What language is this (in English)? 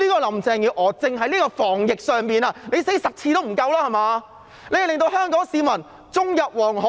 Cantonese